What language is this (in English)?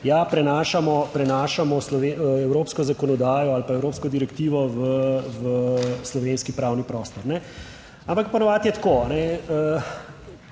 Slovenian